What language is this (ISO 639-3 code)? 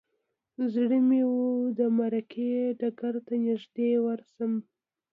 pus